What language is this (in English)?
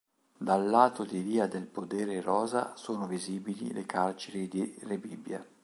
Italian